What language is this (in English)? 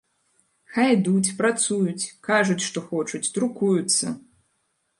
Belarusian